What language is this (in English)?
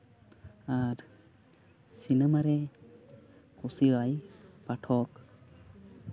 Santali